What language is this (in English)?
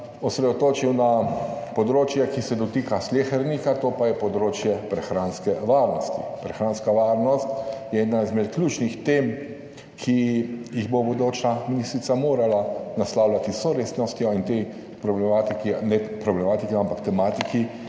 Slovenian